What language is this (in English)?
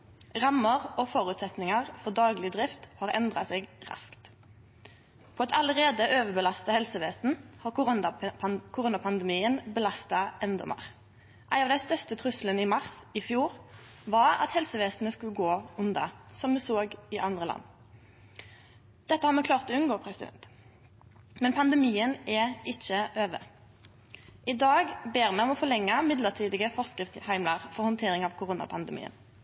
Norwegian Nynorsk